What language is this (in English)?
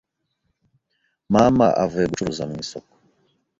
Kinyarwanda